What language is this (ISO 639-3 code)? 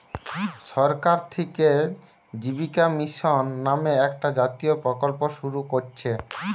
ben